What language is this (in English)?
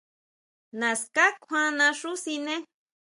Huautla Mazatec